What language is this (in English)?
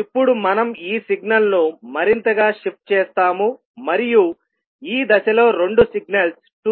Telugu